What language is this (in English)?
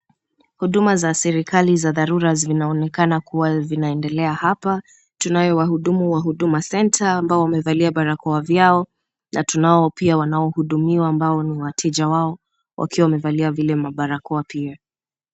Swahili